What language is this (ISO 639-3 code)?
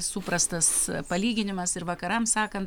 lit